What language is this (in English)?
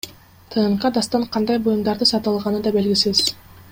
Kyrgyz